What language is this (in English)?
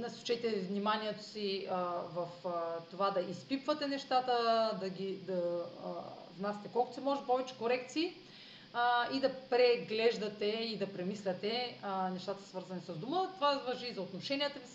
Bulgarian